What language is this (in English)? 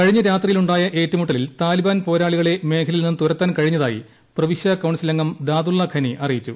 Malayalam